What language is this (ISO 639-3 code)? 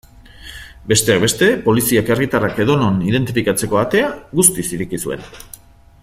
eus